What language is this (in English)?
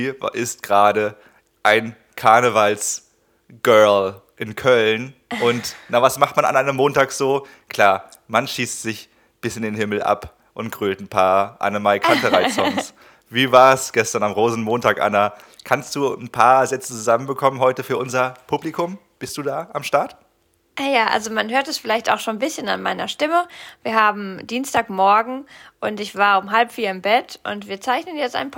German